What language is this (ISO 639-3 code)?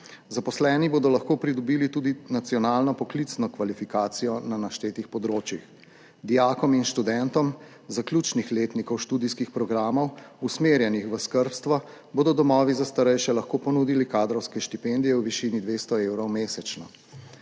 slv